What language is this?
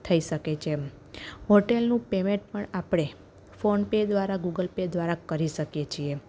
Gujarati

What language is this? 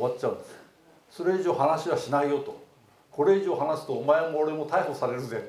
Japanese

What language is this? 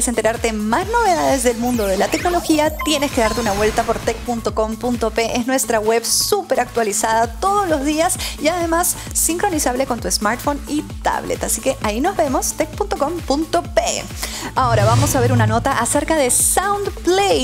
Spanish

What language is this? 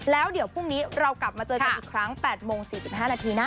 Thai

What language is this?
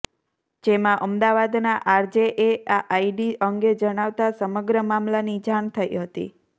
Gujarati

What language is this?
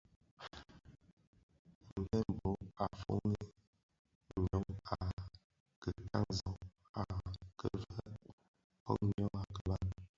Bafia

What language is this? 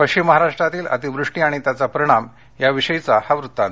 Marathi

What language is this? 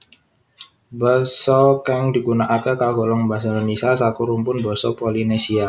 Javanese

